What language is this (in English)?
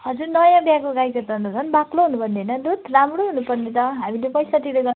Nepali